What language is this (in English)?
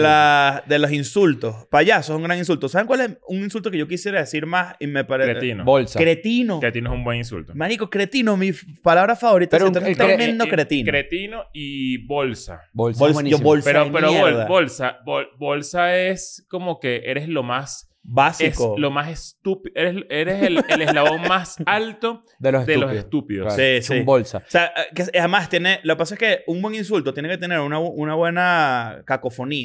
Spanish